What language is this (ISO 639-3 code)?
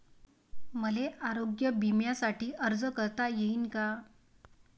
mar